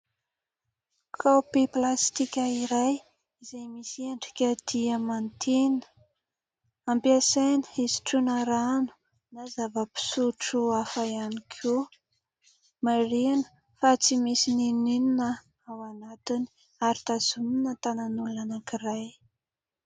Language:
Malagasy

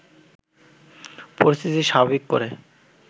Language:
Bangla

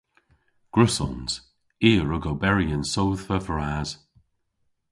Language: Cornish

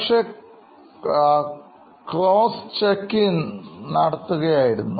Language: Malayalam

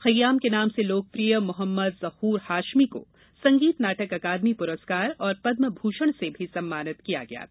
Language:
Hindi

